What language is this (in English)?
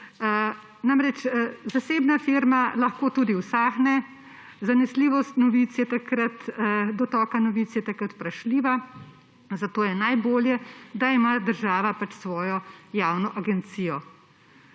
Slovenian